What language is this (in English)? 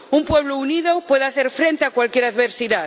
Spanish